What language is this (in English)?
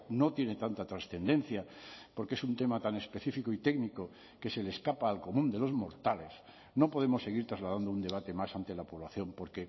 Spanish